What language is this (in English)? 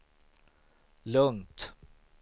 Swedish